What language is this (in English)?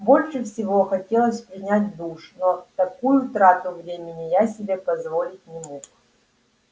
Russian